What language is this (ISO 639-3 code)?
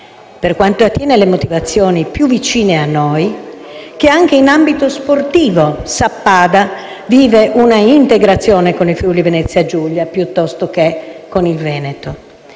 ita